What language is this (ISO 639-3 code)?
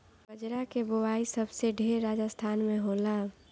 bho